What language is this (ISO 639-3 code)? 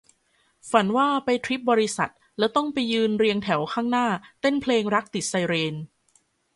tha